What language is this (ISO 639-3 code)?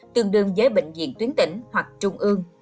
vie